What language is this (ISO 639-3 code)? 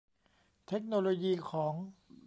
tha